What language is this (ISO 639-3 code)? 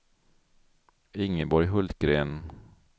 swe